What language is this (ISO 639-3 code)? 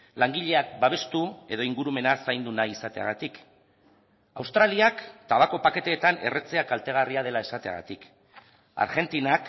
eus